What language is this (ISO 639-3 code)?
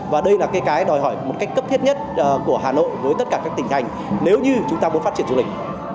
vie